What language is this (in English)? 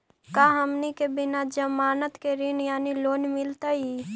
Magahi